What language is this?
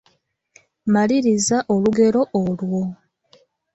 Ganda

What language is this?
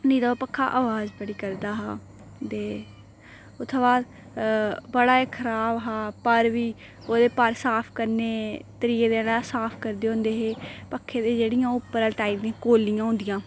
Dogri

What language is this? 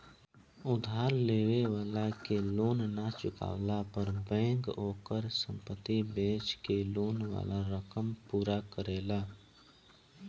Bhojpuri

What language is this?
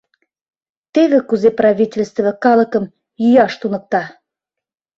Mari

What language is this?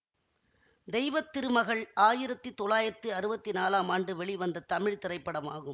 Tamil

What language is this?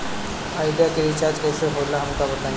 Bhojpuri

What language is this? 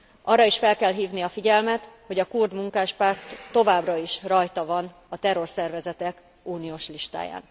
Hungarian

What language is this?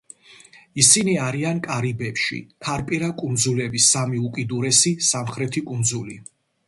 Georgian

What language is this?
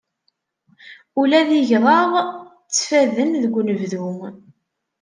Kabyle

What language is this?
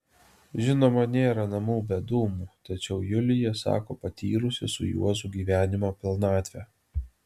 Lithuanian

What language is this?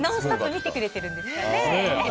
Japanese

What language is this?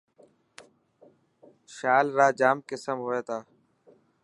Dhatki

